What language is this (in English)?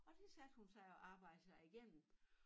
Danish